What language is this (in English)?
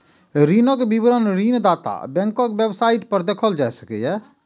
Maithili